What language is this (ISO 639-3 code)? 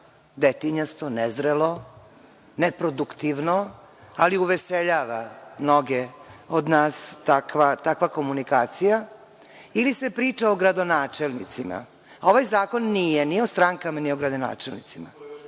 srp